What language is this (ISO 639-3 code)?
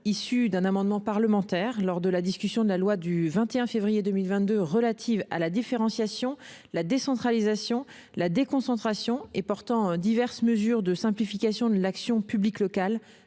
fra